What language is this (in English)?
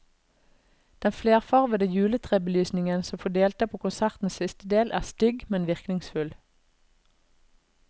Norwegian